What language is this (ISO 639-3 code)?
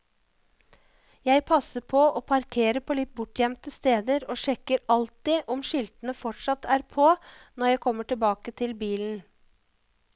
nor